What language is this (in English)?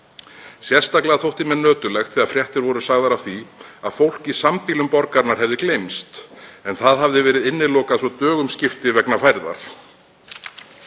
Icelandic